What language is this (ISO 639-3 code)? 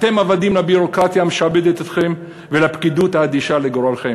heb